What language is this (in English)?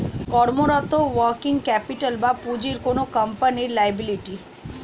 Bangla